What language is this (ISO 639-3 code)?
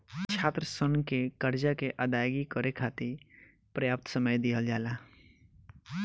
bho